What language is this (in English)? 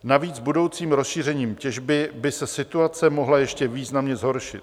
Czech